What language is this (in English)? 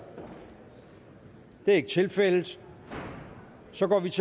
Danish